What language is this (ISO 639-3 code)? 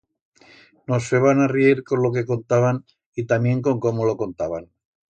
arg